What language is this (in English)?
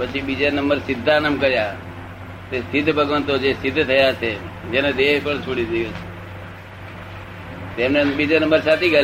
Gujarati